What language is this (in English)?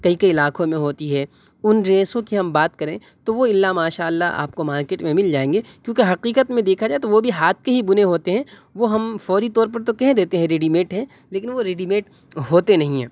Urdu